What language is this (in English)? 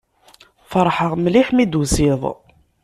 Kabyle